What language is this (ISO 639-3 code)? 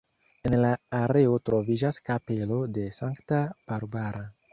epo